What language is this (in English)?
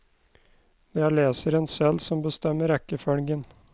Norwegian